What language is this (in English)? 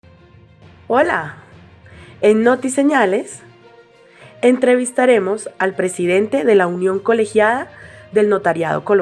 Spanish